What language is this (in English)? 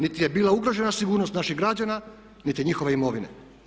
Croatian